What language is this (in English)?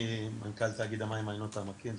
Hebrew